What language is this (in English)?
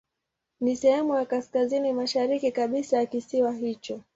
Swahili